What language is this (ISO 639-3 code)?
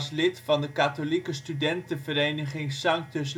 nld